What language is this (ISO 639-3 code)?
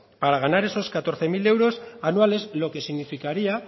spa